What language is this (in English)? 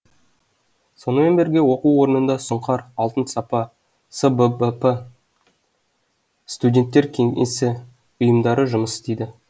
Kazakh